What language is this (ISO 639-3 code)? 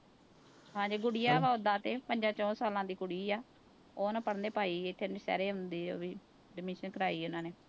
pan